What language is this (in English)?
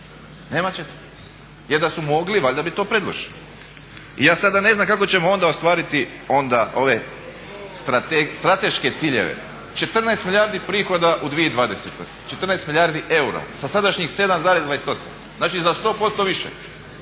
Croatian